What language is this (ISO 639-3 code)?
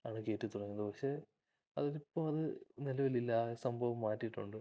mal